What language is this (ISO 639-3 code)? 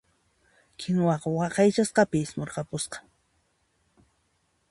qxp